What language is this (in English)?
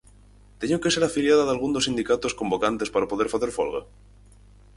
Galician